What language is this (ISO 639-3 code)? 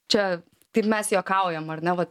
lit